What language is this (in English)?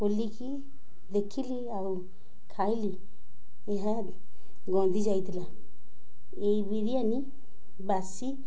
Odia